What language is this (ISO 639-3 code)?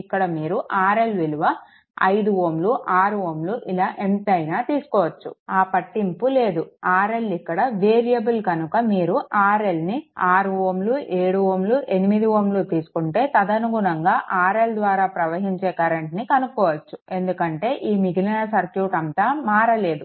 tel